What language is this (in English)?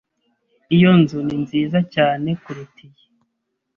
Kinyarwanda